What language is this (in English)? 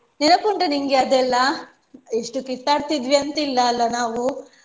Kannada